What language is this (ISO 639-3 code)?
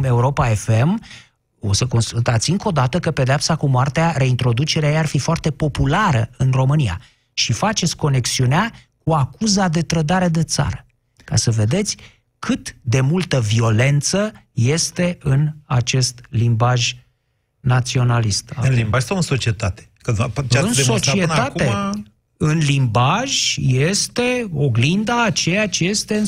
ron